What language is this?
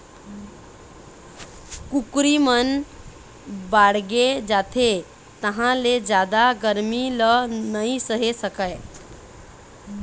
Chhattisgarhi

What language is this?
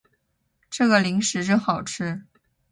Chinese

